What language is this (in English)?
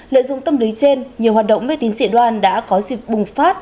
Vietnamese